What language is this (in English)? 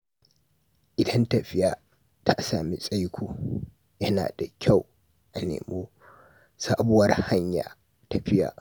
Hausa